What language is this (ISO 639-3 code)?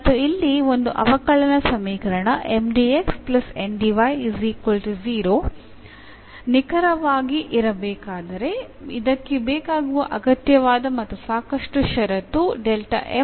kan